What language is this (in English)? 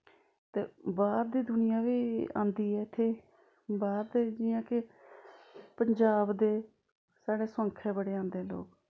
Dogri